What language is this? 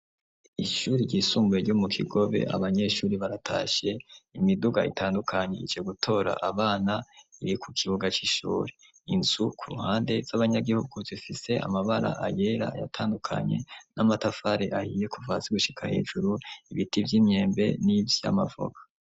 Rundi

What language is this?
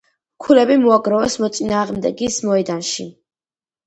Georgian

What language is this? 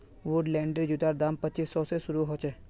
Magahi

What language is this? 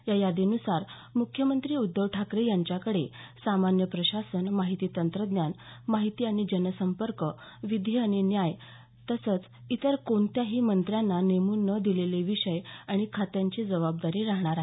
Marathi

